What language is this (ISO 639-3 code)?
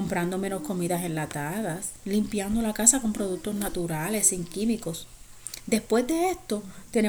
spa